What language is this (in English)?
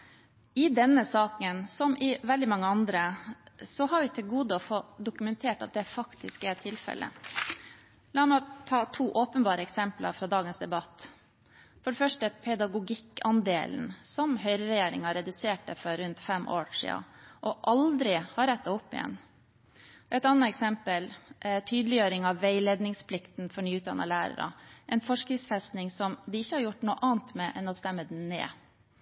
Norwegian Bokmål